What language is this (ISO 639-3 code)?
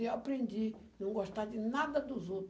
por